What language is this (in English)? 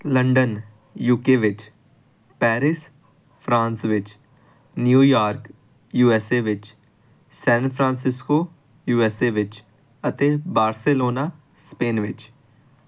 Punjabi